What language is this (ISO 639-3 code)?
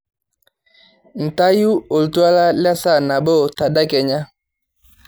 mas